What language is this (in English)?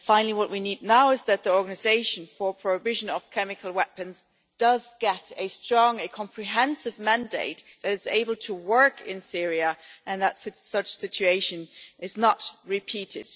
English